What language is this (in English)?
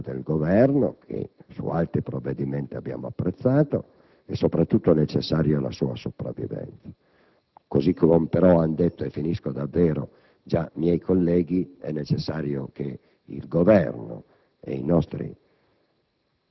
Italian